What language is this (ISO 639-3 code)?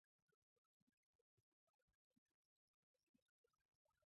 zho